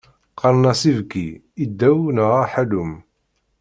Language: Kabyle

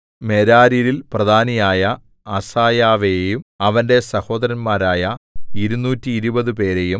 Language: Malayalam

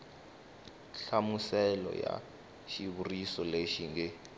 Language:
Tsonga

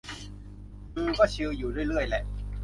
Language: Thai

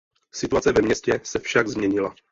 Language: Czech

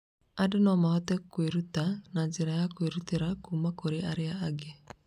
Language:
Kikuyu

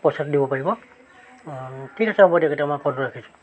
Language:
Assamese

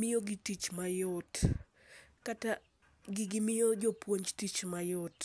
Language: Luo (Kenya and Tanzania)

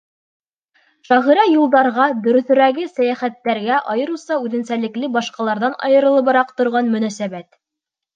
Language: Bashkir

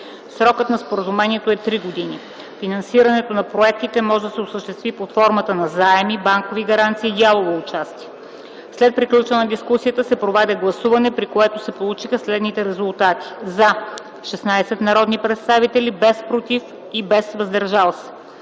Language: Bulgarian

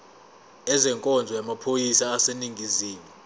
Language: Zulu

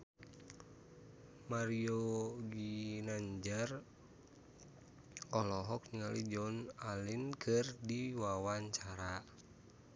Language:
Sundanese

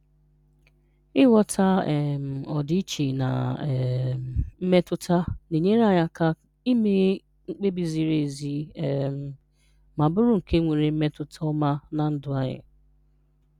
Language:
Igbo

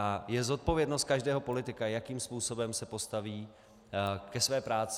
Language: Czech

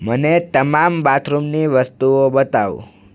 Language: Gujarati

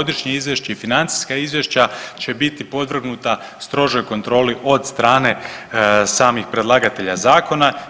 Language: Croatian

